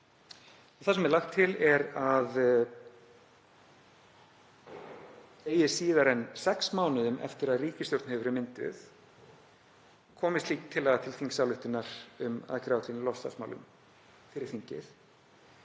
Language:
Icelandic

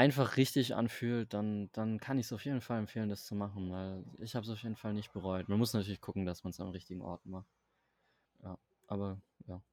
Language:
German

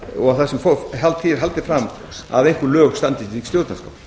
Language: Icelandic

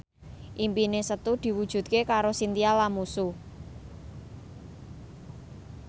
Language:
Javanese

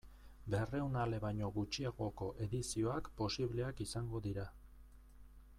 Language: Basque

